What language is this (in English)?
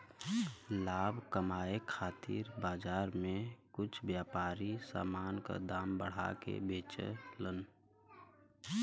Bhojpuri